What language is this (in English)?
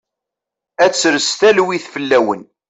Kabyle